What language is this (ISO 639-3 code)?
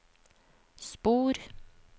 nor